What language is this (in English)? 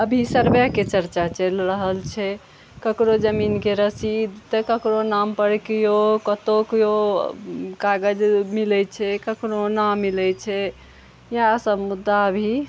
Maithili